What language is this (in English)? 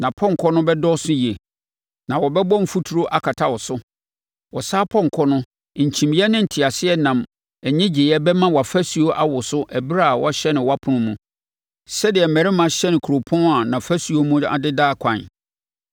Akan